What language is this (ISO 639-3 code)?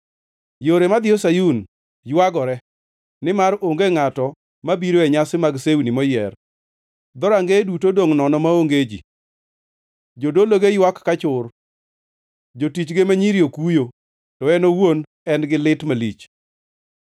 luo